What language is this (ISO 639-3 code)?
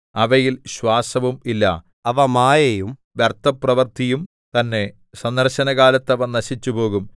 mal